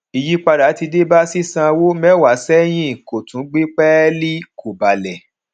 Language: Yoruba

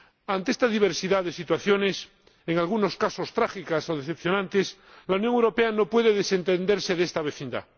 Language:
Spanish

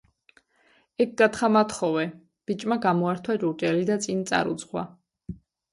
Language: Georgian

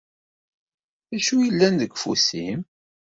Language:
Kabyle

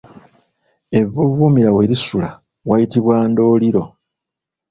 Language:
Ganda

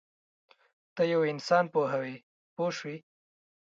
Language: Pashto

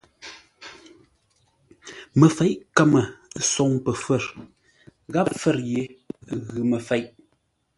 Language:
Ngombale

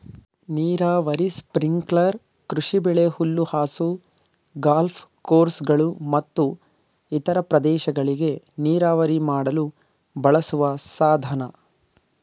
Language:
Kannada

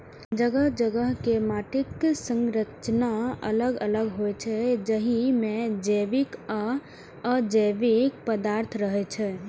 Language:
Maithili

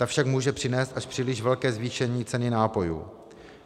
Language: Czech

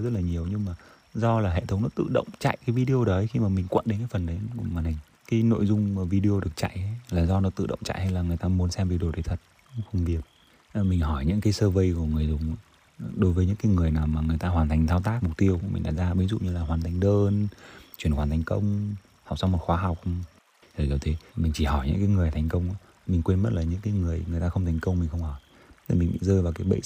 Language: Vietnamese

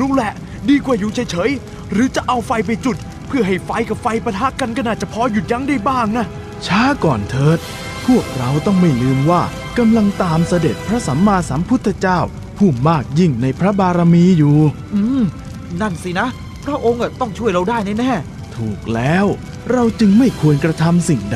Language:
Thai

